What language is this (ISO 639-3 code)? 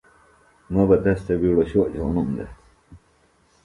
phl